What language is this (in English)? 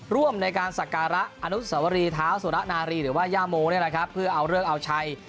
Thai